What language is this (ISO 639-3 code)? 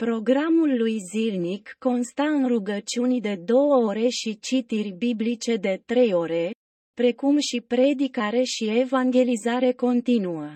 ron